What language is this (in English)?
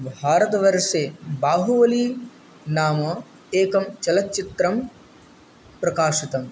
Sanskrit